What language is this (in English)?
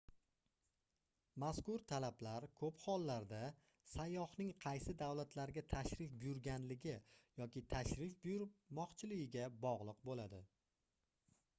Uzbek